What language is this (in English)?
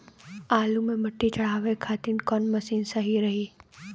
Bhojpuri